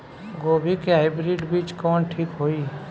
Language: Bhojpuri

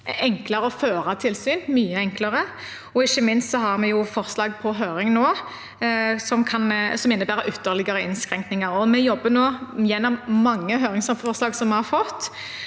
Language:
Norwegian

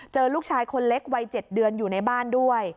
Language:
Thai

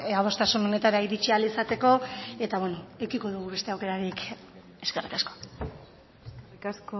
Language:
Basque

